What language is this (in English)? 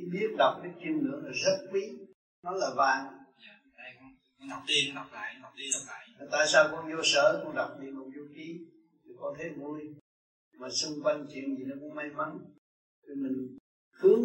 Vietnamese